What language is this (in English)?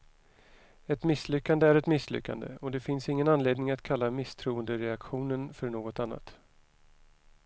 Swedish